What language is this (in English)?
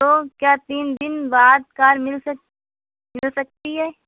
Urdu